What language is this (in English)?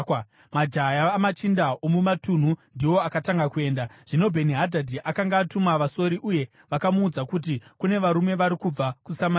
Shona